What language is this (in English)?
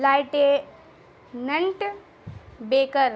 Urdu